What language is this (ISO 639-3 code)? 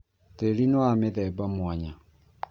kik